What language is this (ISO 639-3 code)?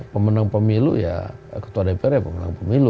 ind